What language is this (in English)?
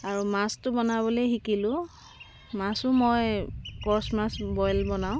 Assamese